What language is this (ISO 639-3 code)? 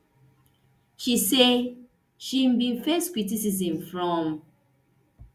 pcm